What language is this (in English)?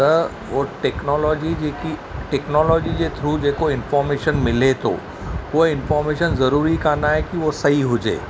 Sindhi